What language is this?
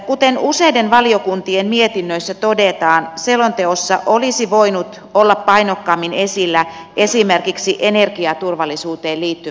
Finnish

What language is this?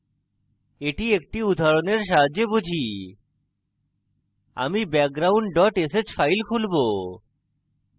Bangla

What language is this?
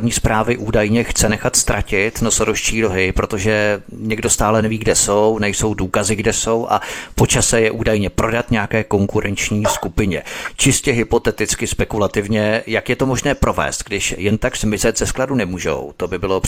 Czech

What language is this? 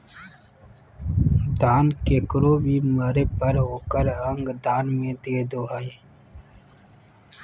Magahi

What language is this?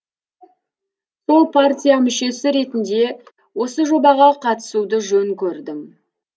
Kazakh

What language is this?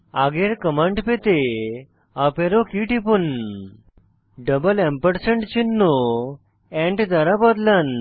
Bangla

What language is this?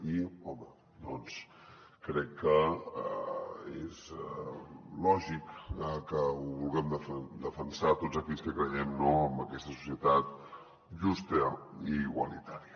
Catalan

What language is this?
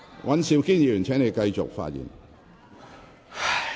Cantonese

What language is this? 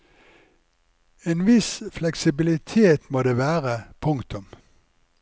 Norwegian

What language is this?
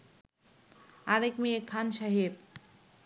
Bangla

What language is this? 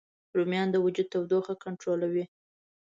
Pashto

